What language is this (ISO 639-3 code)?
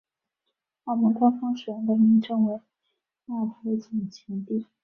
zho